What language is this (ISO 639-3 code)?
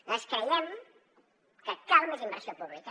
cat